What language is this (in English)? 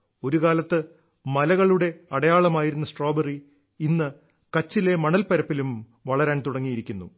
Malayalam